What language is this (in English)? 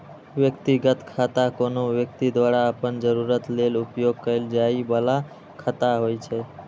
Maithili